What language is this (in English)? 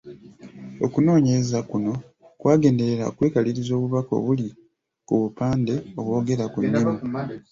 Ganda